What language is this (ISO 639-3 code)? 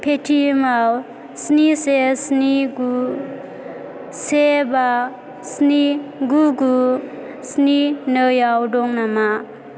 brx